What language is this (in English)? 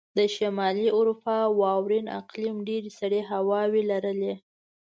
Pashto